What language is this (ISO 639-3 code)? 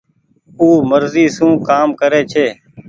gig